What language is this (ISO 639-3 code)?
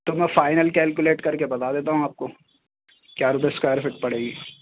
urd